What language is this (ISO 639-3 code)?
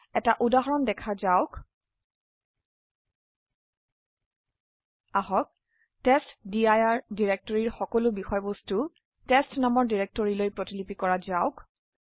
asm